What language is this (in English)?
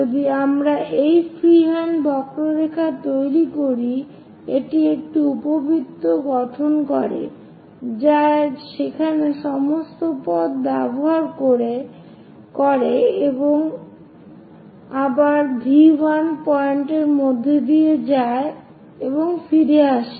Bangla